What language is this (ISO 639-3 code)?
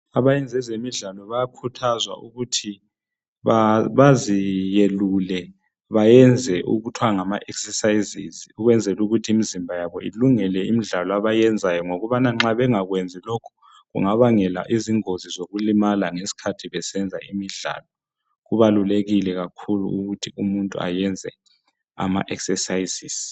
nde